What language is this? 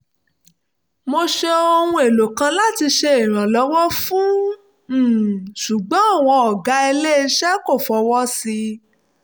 Yoruba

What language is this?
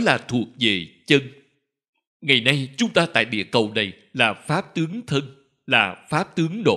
Vietnamese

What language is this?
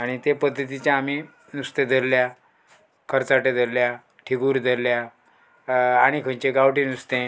Konkani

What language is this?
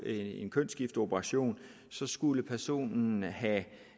Danish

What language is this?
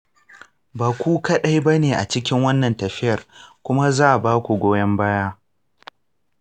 Hausa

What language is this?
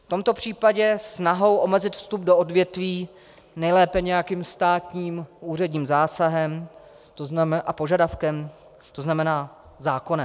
Czech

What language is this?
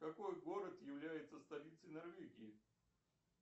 Russian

